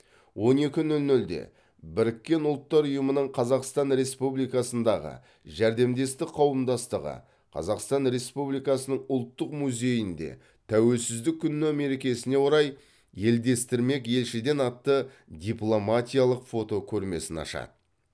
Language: Kazakh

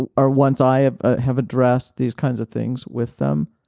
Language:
English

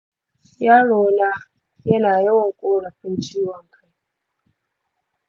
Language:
Hausa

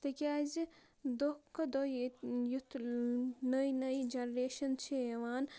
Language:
Kashmiri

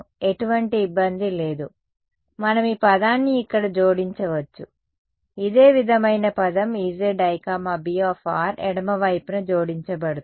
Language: Telugu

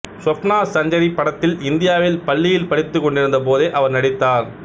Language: Tamil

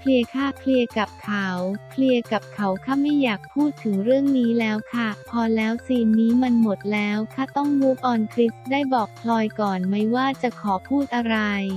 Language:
Thai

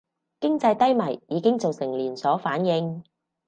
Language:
Cantonese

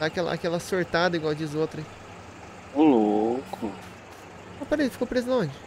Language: Portuguese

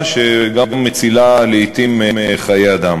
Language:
Hebrew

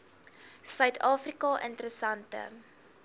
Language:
Afrikaans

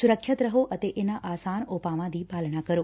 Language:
Punjabi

